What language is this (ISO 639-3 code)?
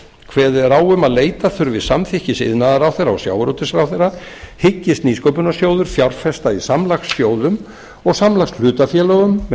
isl